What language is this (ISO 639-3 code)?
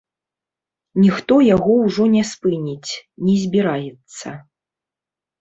bel